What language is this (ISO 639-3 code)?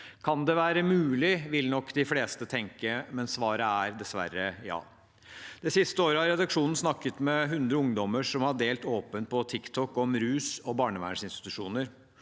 nor